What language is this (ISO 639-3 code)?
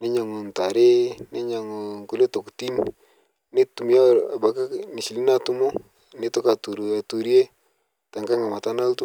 mas